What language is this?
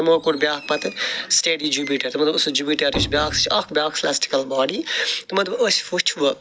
Kashmiri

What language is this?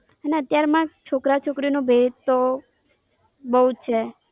Gujarati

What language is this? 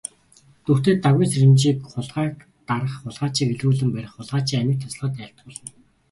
Mongolian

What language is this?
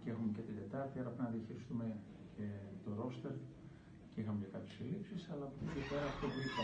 Greek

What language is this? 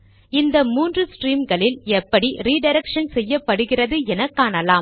Tamil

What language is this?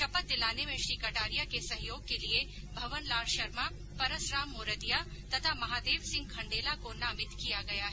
Hindi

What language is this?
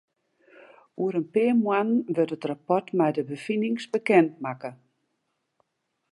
Western Frisian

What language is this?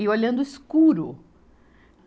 Portuguese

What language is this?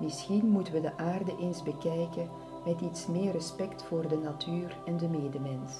Dutch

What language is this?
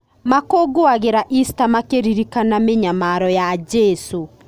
Kikuyu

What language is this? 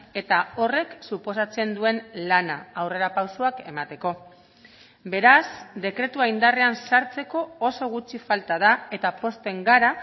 Basque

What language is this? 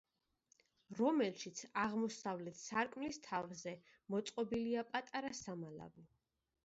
Georgian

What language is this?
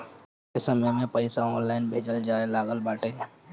Bhojpuri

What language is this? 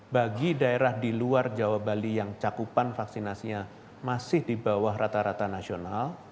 Indonesian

